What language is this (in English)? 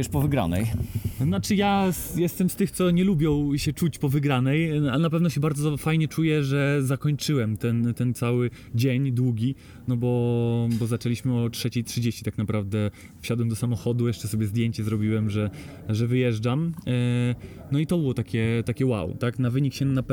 Polish